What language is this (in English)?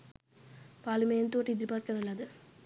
Sinhala